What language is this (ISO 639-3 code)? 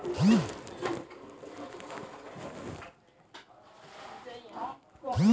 mai